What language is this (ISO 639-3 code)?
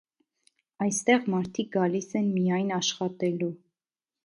hye